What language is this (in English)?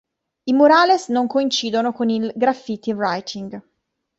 Italian